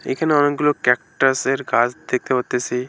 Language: Bangla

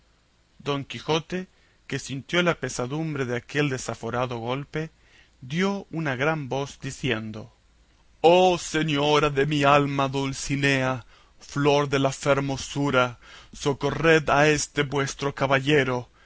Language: Spanish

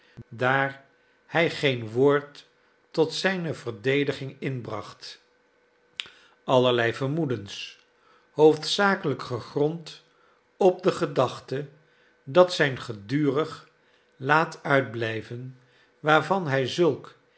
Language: Dutch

